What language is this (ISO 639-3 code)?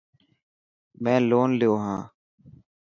mki